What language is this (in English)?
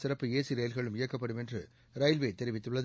Tamil